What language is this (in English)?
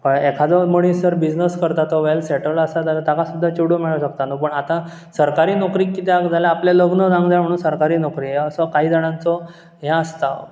Konkani